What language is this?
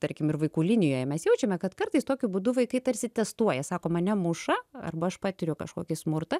Lithuanian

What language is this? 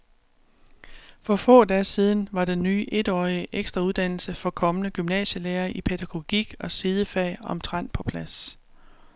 Danish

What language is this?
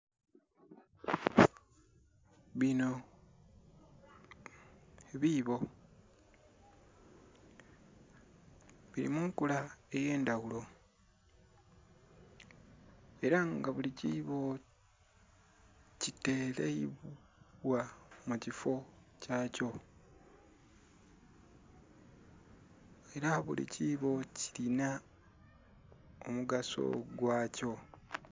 Soga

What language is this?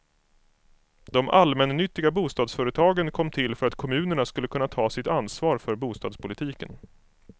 Swedish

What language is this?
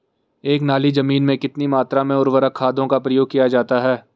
Hindi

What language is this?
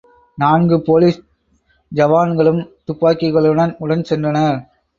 Tamil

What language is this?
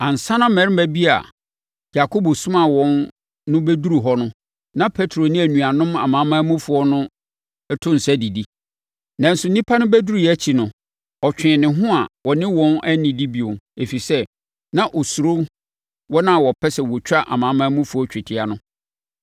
Akan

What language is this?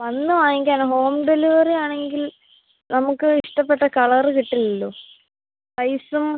Malayalam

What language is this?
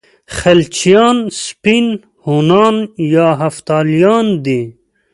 Pashto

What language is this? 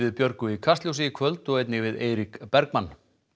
Icelandic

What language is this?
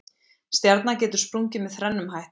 Icelandic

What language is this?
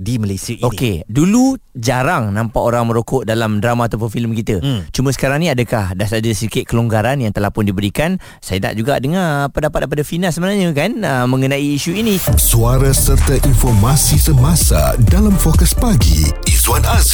Malay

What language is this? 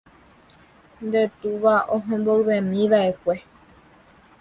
Guarani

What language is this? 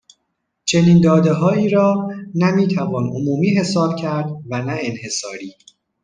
Persian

